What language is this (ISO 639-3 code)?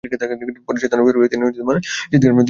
ben